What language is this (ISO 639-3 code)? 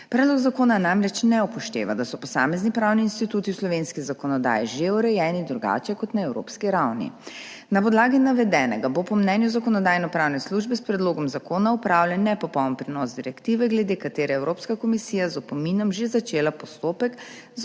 slv